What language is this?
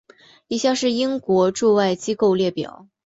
Chinese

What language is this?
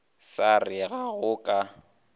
Northern Sotho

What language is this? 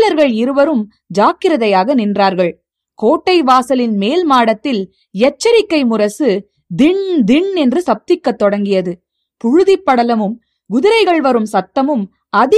Tamil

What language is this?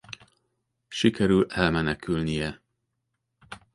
Hungarian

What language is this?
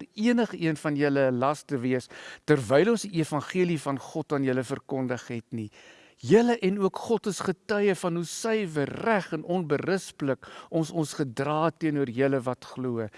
Dutch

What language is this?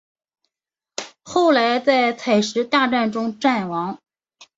Chinese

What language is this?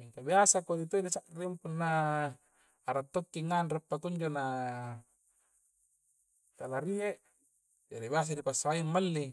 Coastal Konjo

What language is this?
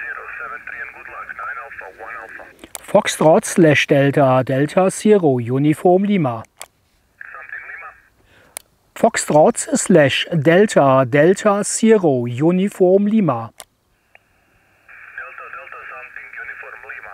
German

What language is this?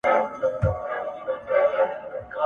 Pashto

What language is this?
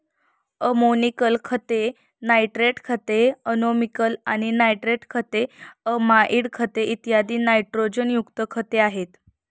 Marathi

